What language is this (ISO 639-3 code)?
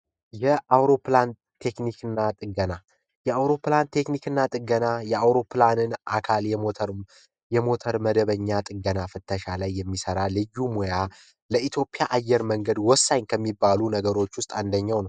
amh